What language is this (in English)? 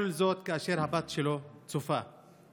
Hebrew